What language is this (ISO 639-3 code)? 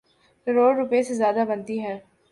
urd